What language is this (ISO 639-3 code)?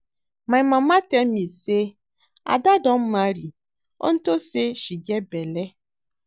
pcm